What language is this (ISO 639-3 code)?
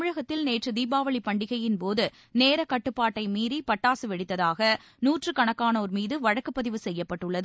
tam